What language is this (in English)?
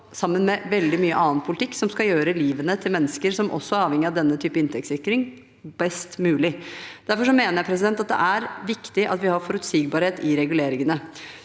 Norwegian